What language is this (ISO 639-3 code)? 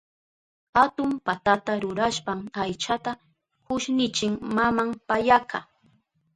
qup